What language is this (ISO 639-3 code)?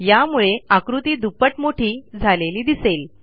mar